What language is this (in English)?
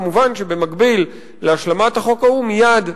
Hebrew